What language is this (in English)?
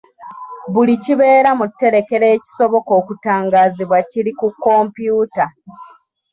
Ganda